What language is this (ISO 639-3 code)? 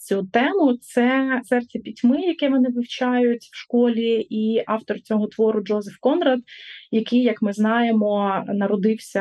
ukr